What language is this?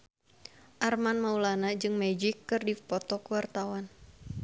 Sundanese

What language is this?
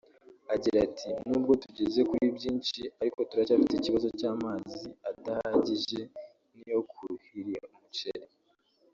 Kinyarwanda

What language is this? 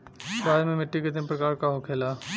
Bhojpuri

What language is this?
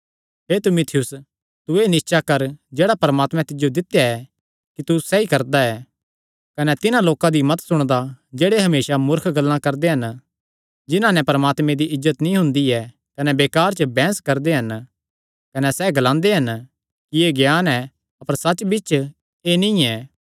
Kangri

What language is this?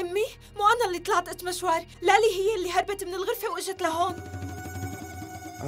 Arabic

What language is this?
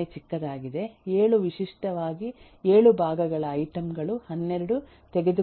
Kannada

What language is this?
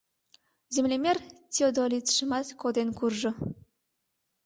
Mari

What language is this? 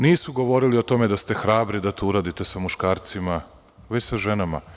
Serbian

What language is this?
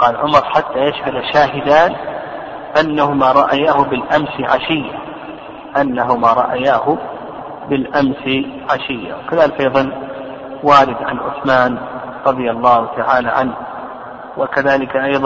Arabic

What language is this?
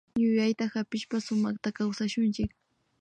Imbabura Highland Quichua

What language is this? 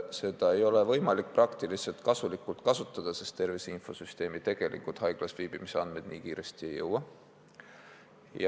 Estonian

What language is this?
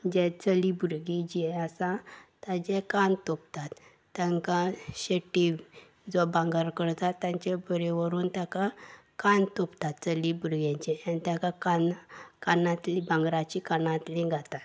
Konkani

